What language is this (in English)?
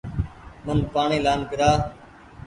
Goaria